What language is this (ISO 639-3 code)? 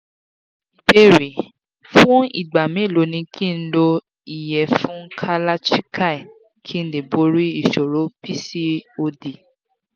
yor